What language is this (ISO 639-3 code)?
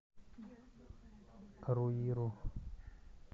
rus